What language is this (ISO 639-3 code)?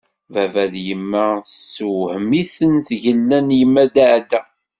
kab